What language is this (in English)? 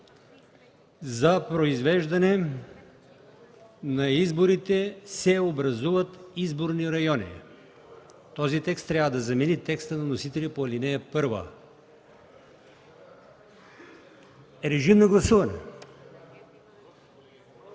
Bulgarian